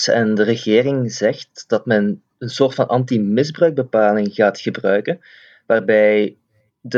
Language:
Dutch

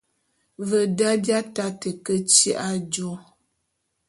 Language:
Bulu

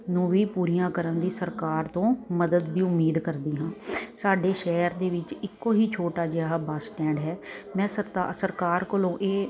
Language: Punjabi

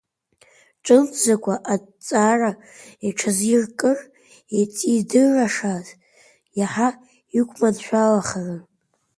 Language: Abkhazian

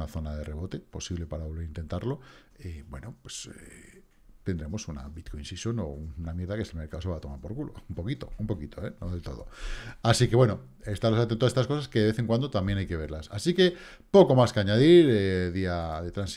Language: Spanish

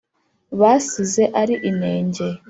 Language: Kinyarwanda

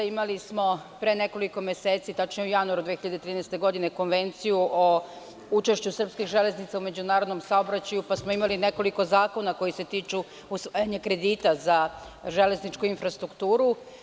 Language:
Serbian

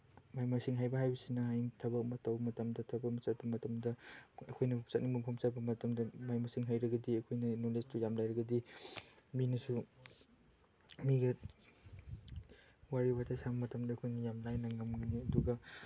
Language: Manipuri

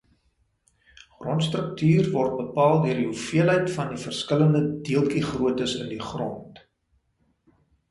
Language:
Afrikaans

